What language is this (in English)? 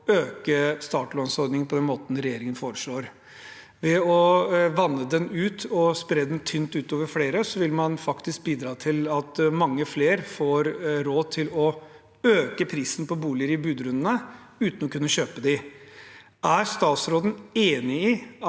Norwegian